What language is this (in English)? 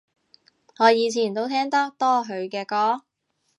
Cantonese